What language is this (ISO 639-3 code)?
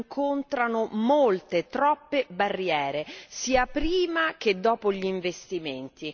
ita